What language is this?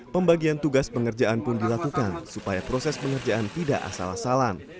Indonesian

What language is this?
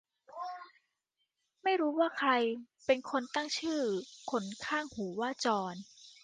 Thai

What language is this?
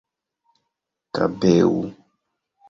Esperanto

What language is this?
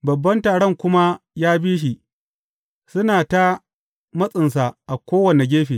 Hausa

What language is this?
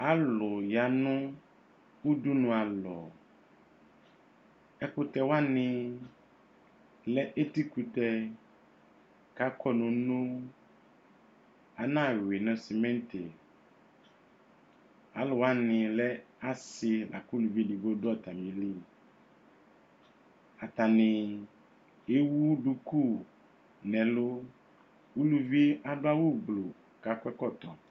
Ikposo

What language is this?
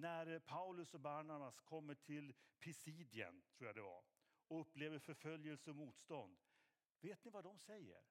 Swedish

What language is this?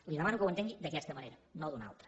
Catalan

